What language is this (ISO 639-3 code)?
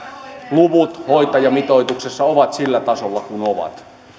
fin